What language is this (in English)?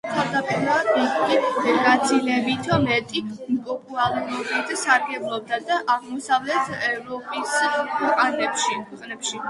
Georgian